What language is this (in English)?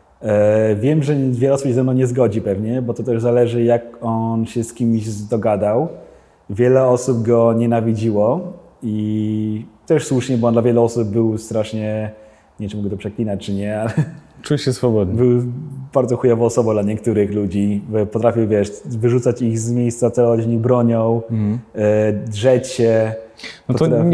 Polish